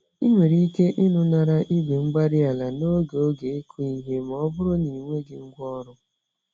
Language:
Igbo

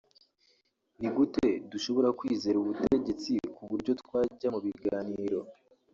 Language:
Kinyarwanda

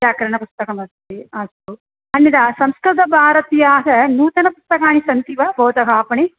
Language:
Sanskrit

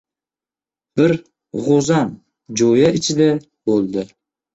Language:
Uzbek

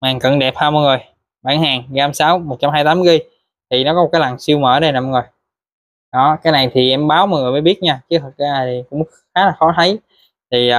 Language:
Vietnamese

